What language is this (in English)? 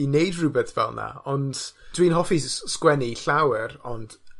Welsh